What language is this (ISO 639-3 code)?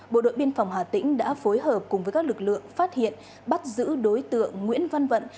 vie